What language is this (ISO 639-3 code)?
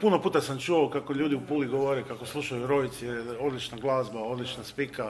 hrv